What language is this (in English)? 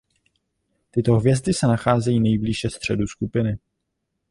Czech